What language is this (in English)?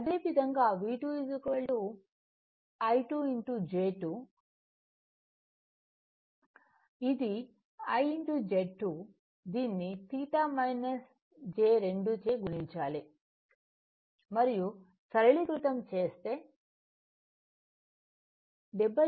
Telugu